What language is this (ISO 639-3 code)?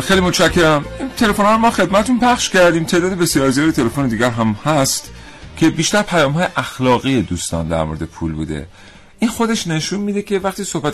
fas